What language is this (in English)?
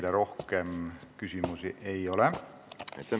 Estonian